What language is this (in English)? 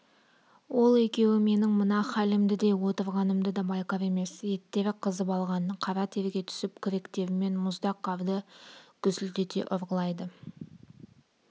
Kazakh